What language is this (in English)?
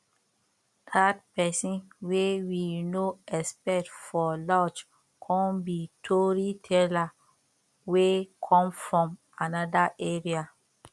Nigerian Pidgin